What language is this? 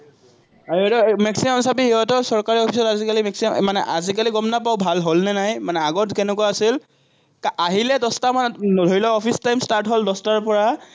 Assamese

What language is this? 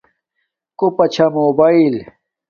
Domaaki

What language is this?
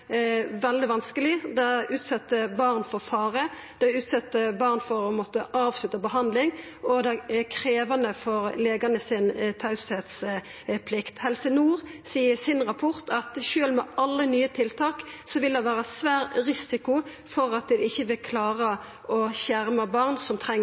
Norwegian Nynorsk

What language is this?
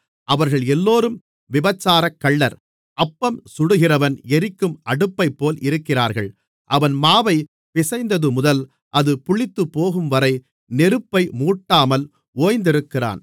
Tamil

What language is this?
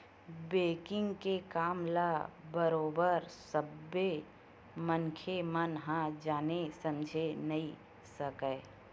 Chhattisgarhi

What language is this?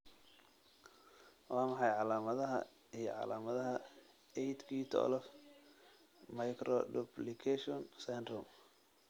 Somali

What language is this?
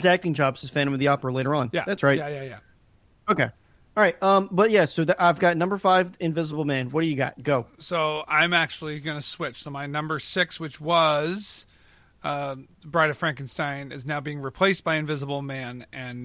English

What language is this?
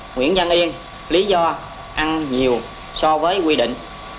Vietnamese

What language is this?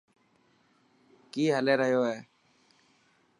Dhatki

